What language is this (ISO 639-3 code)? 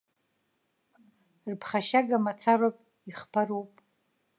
abk